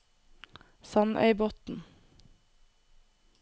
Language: Norwegian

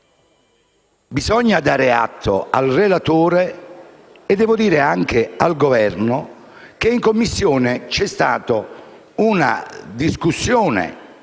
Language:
Italian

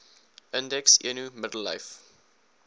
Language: Afrikaans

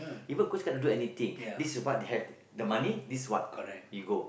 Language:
English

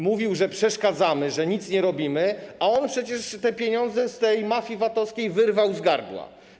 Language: Polish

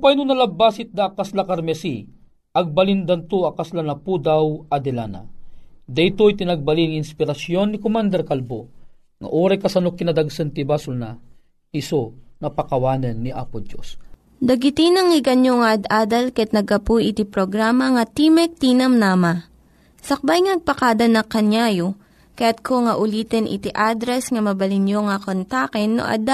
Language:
Filipino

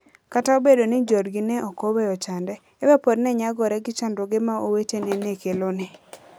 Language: Luo (Kenya and Tanzania)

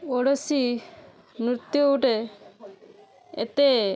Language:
Odia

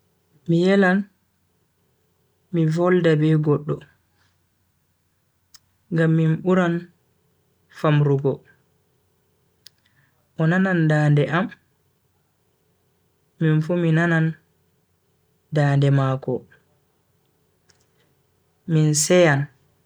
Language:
Bagirmi Fulfulde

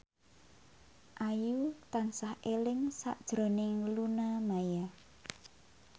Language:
Javanese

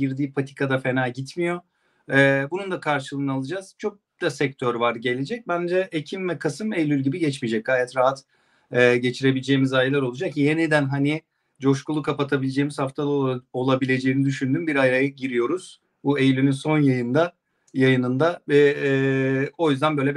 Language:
Turkish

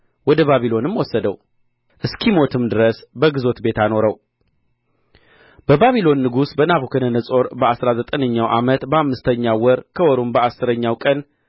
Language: Amharic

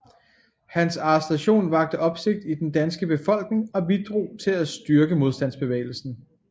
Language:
Danish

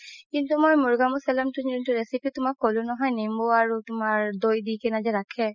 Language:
Assamese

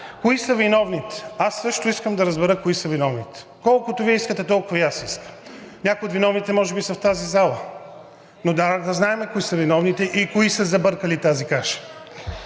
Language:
Bulgarian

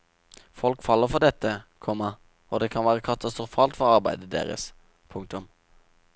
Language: Norwegian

